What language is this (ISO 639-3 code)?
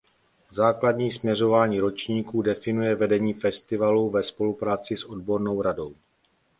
ces